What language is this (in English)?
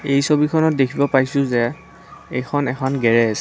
Assamese